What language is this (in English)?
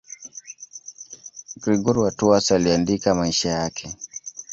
Swahili